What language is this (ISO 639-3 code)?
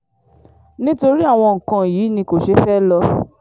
yor